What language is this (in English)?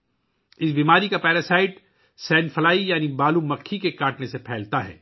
Urdu